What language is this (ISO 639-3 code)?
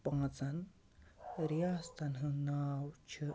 kas